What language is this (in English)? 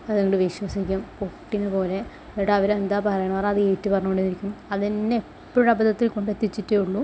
Malayalam